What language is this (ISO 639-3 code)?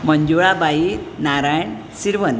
kok